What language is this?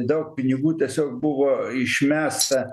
Lithuanian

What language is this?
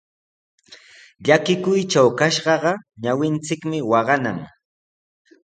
Sihuas Ancash Quechua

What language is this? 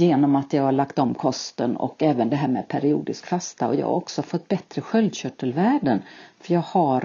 Swedish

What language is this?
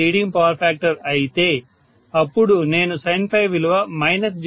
Telugu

